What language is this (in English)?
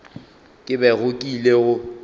Northern Sotho